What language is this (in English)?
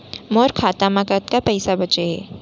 Chhattisgarhi